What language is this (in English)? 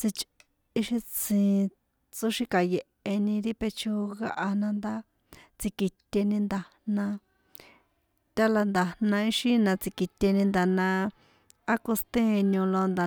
San Juan Atzingo Popoloca